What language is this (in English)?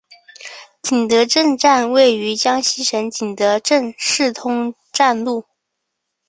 Chinese